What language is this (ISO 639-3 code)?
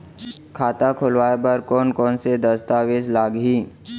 hne